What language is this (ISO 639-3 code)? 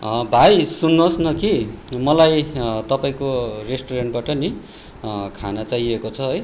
nep